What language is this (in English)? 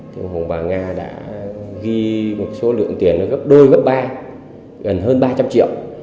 Vietnamese